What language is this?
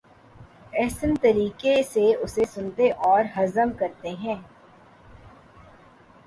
Urdu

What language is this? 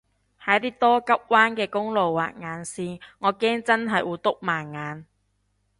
Cantonese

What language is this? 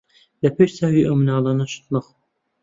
Central Kurdish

